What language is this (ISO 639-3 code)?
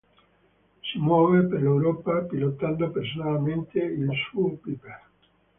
ita